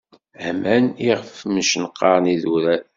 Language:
Kabyle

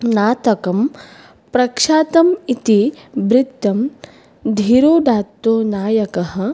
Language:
Sanskrit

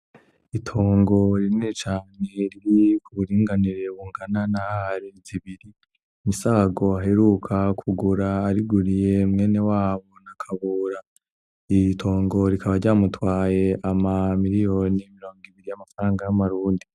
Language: Rundi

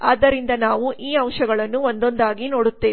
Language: Kannada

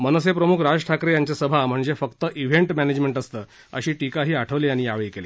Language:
Marathi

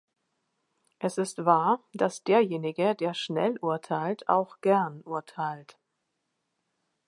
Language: German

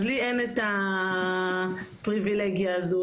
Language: Hebrew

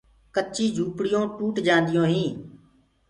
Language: Gurgula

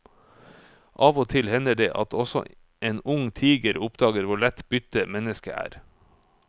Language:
Norwegian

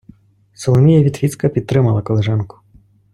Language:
Ukrainian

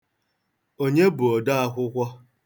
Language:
Igbo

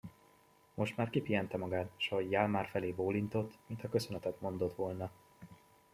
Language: Hungarian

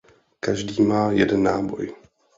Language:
Czech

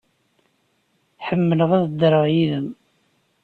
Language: Kabyle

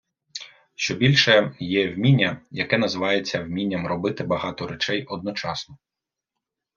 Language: Ukrainian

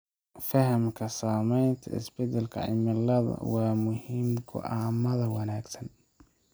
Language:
Somali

